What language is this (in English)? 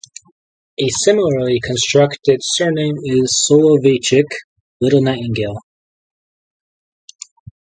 English